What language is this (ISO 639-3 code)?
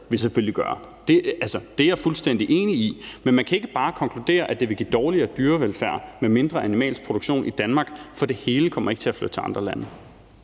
dan